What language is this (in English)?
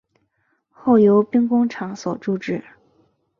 Chinese